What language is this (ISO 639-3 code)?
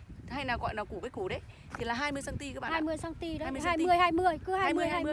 vie